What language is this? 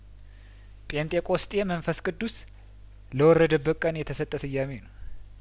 Amharic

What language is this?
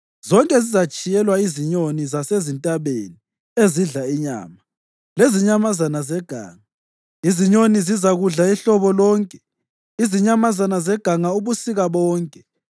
North Ndebele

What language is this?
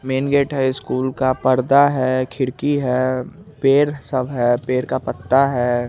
Hindi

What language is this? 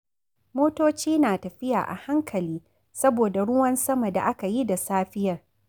Hausa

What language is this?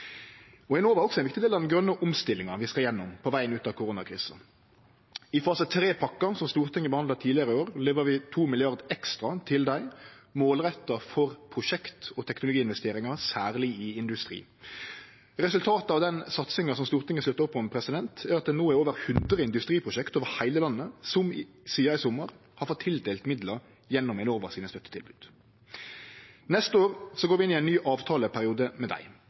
Norwegian Nynorsk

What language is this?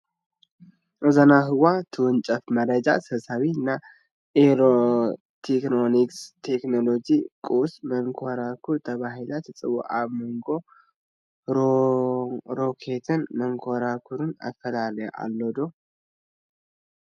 Tigrinya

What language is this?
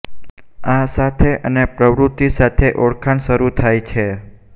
Gujarati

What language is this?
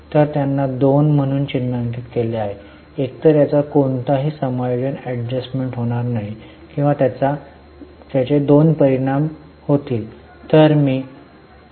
Marathi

